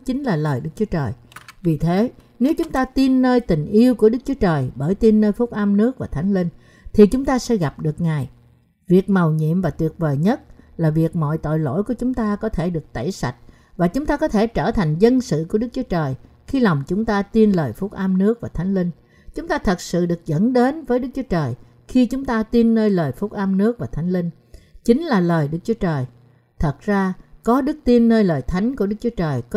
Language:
Vietnamese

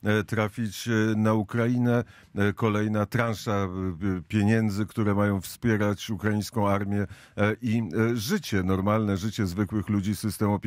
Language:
Polish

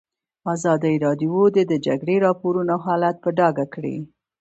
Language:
Pashto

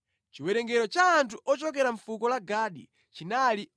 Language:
Nyanja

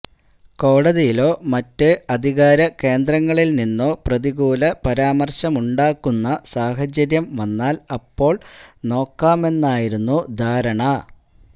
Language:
Malayalam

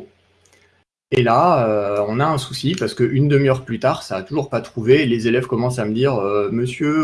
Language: French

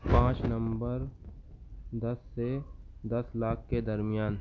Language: Urdu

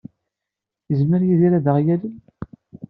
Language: Kabyle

